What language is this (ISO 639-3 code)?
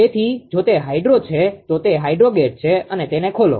guj